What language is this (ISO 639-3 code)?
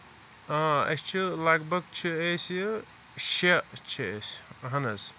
kas